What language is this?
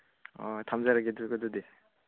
Manipuri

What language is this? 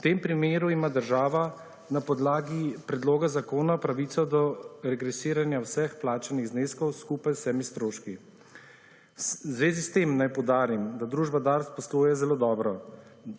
Slovenian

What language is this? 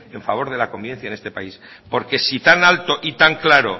Spanish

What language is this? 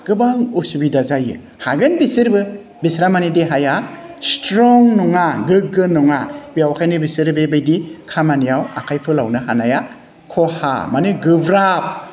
Bodo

